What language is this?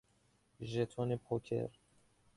Persian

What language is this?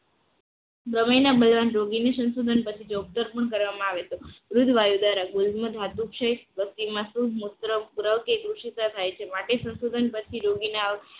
Gujarati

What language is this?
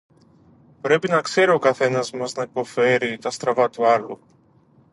Greek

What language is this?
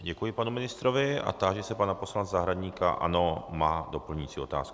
Czech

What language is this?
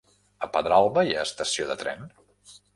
Catalan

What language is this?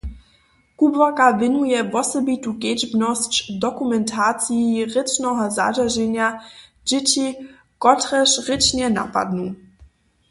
Upper Sorbian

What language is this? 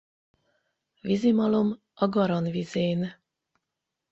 Hungarian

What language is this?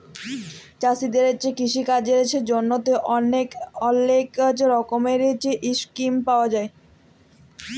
Bangla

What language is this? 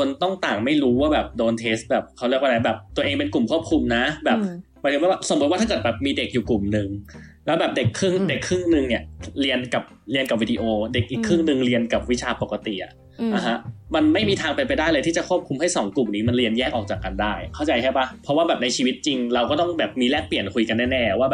Thai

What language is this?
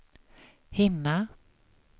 Swedish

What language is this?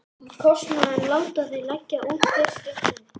Icelandic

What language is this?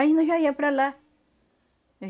Portuguese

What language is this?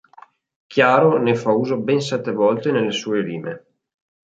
Italian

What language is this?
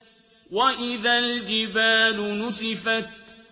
Arabic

